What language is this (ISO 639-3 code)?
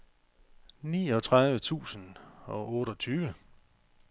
dan